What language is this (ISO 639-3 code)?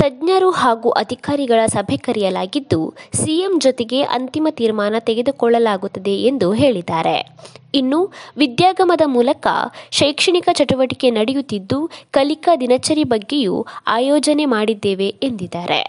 kan